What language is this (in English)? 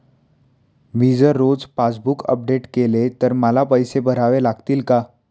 Marathi